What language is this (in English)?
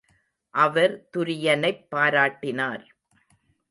Tamil